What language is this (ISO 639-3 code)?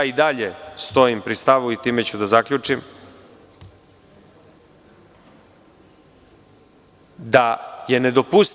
srp